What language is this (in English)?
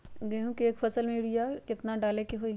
Magahi